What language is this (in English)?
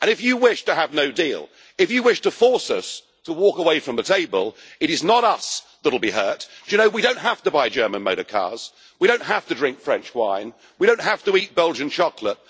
English